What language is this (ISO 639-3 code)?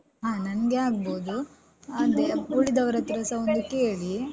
kan